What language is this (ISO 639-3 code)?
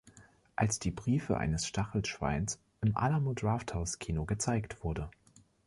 deu